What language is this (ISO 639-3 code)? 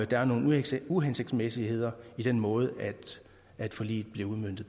dan